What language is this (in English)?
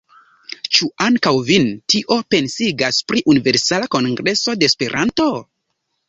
Esperanto